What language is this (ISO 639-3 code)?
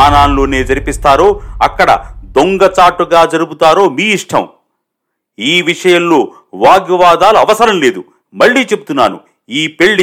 tel